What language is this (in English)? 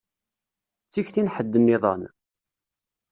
Kabyle